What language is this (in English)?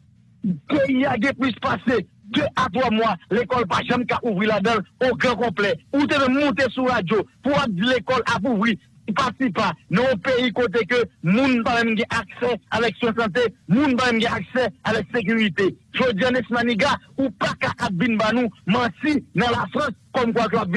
French